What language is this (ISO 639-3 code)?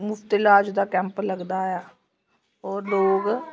doi